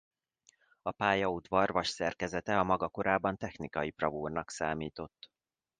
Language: Hungarian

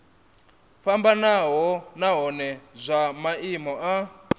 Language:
Venda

